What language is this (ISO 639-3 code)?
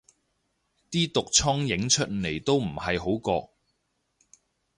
yue